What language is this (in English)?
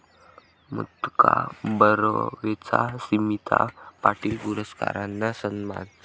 Marathi